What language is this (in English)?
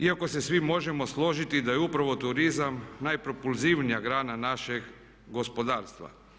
Croatian